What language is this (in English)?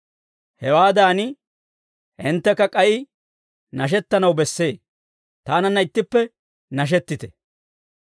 Dawro